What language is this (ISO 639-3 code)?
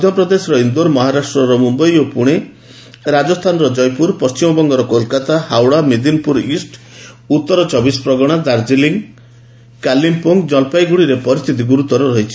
ori